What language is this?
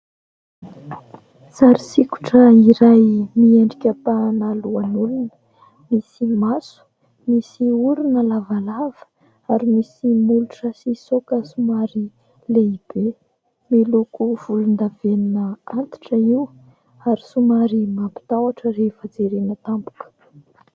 Malagasy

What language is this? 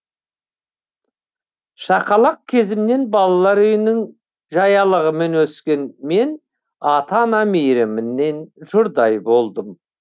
Kazakh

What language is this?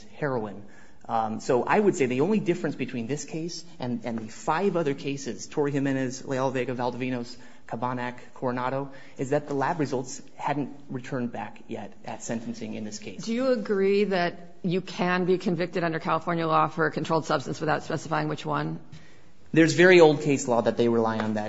English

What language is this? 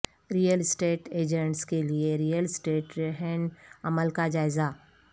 Urdu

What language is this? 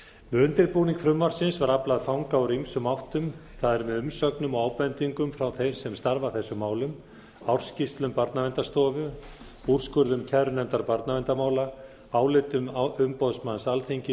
Icelandic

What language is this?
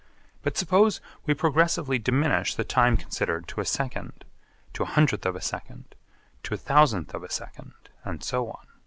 English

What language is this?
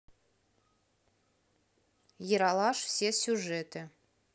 Russian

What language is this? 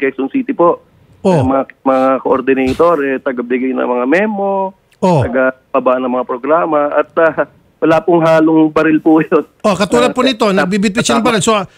Filipino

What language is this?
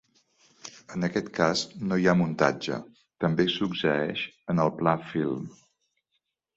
Catalan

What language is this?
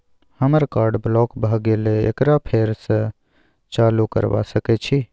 Maithili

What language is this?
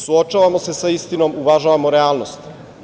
Serbian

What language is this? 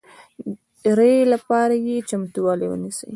Pashto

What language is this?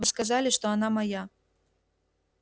Russian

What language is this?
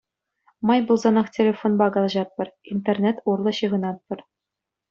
Chuvash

